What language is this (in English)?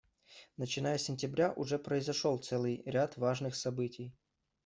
Russian